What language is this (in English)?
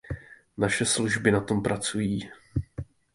Czech